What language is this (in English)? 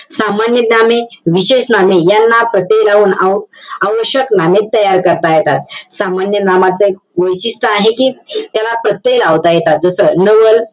Marathi